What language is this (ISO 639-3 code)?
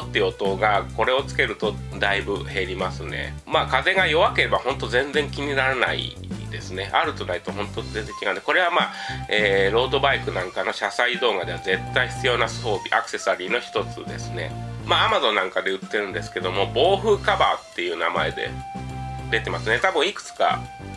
jpn